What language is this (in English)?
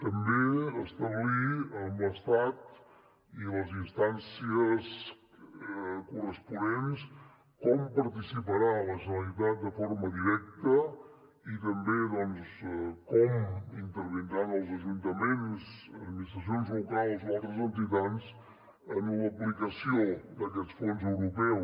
Catalan